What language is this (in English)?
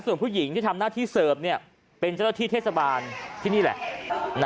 Thai